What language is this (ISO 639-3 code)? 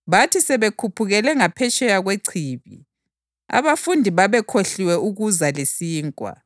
nde